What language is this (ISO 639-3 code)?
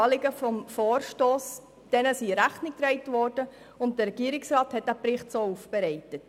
gsw